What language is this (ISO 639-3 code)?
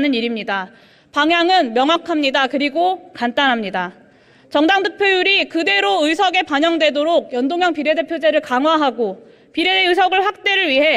kor